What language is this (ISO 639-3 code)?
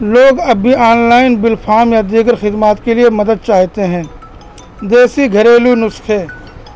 urd